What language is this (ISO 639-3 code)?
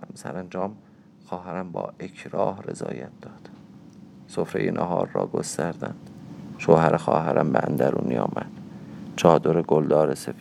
fas